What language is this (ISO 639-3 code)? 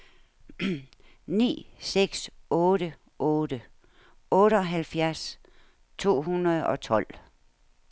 dan